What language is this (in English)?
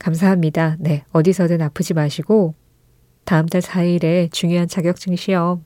Korean